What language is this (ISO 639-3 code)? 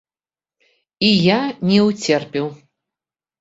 bel